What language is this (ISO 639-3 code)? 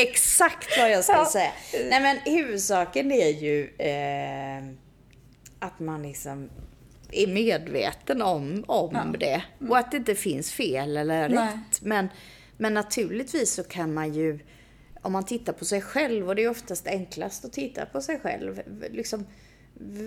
swe